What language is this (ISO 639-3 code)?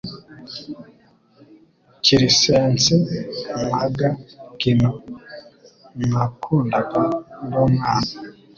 kin